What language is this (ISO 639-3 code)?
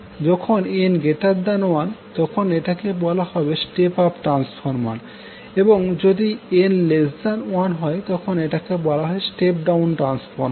ben